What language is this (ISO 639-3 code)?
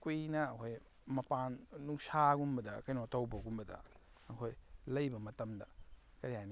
mni